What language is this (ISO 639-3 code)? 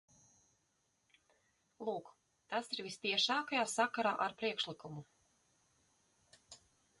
lav